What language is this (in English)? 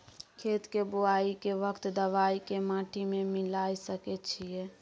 Maithili